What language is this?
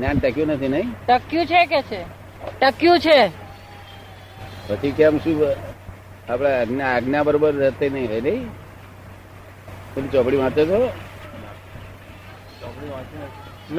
Gujarati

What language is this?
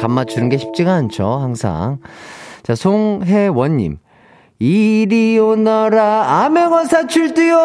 Korean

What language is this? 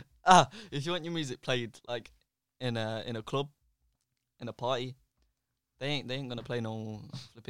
English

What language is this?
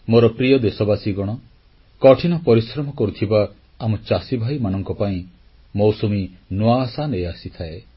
Odia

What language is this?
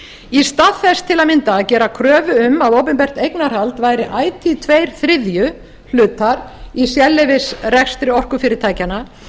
Icelandic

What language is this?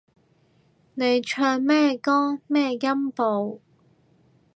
Cantonese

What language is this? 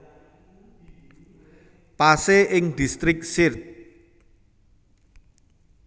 Javanese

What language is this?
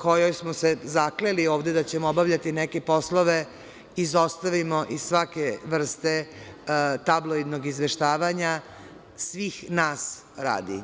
Serbian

